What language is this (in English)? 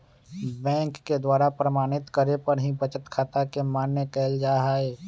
Magahi